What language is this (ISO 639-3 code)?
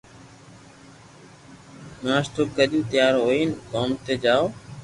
lrk